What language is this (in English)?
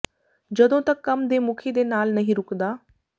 Punjabi